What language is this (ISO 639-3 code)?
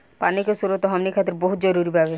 bho